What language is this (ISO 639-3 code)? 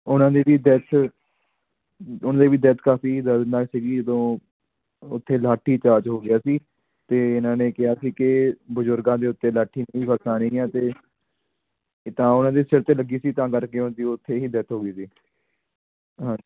pan